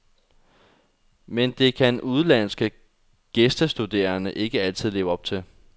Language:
Danish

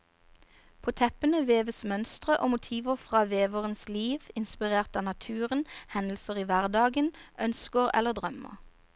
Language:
Norwegian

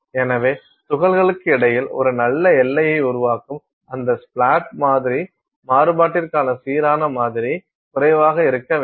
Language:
Tamil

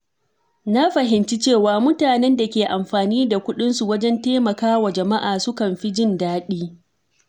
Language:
Hausa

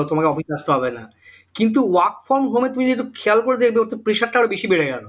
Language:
Bangla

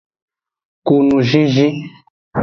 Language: Aja (Benin)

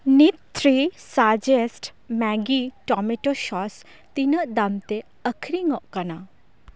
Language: Santali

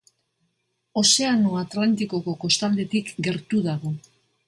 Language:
Basque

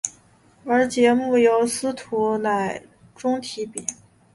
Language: Chinese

